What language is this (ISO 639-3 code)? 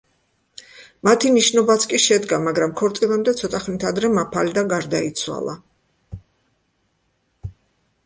kat